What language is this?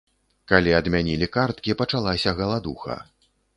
Belarusian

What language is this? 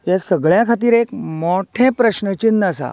Konkani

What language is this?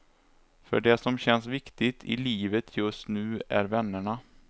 Swedish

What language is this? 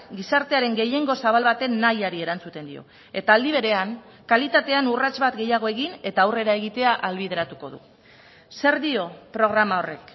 Basque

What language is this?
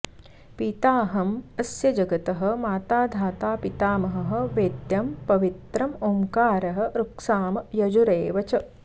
Sanskrit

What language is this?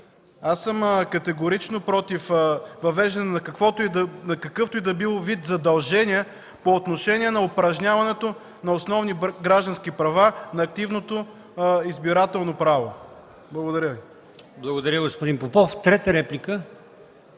Bulgarian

